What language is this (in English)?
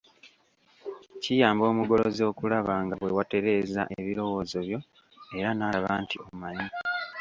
Ganda